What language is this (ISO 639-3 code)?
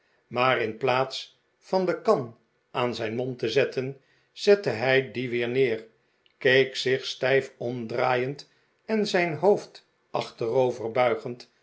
nld